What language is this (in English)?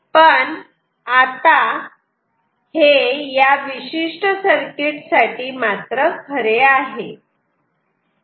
Marathi